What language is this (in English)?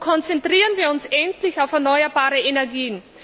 German